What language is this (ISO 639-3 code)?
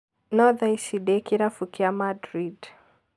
kik